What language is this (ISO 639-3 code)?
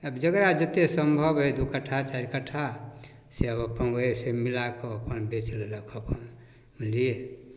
mai